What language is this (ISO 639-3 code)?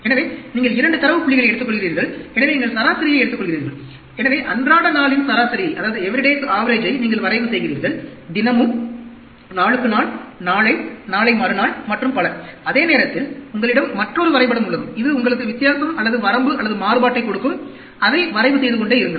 tam